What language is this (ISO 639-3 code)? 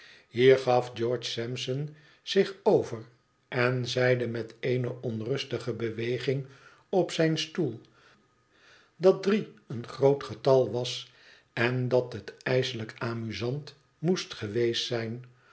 nld